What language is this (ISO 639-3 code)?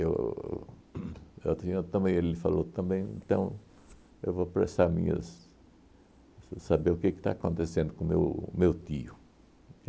por